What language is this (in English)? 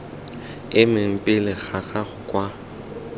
Tswana